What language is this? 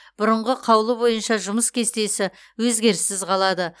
Kazakh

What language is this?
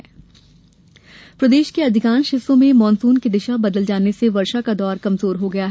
Hindi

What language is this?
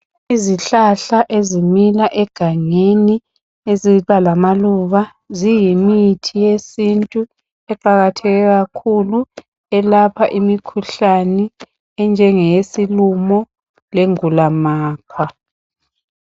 North Ndebele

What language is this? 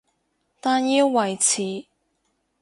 Cantonese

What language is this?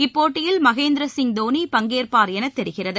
Tamil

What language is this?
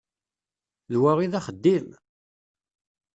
Kabyle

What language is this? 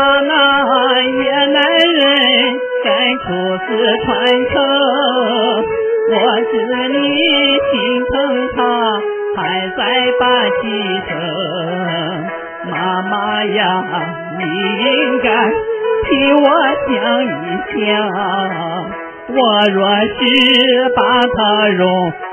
Chinese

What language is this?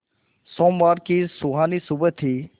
Hindi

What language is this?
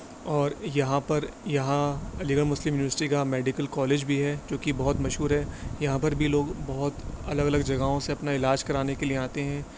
Urdu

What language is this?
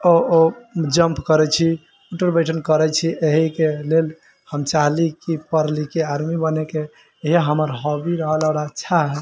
Maithili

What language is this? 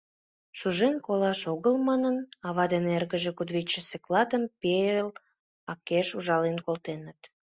Mari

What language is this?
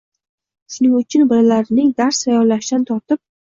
Uzbek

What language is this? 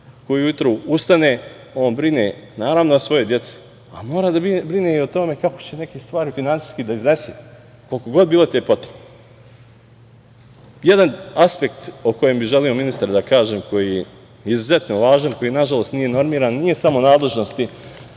Serbian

